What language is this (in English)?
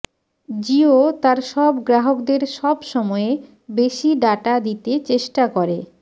Bangla